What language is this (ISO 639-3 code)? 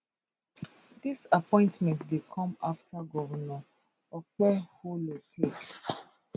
pcm